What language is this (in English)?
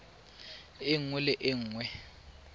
Tswana